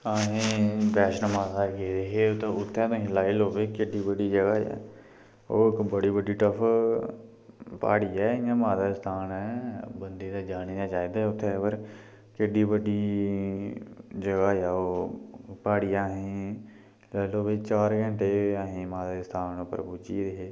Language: Dogri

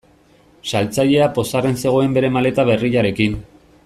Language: Basque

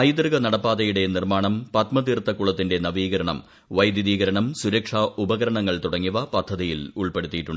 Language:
Malayalam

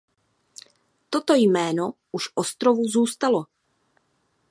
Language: Czech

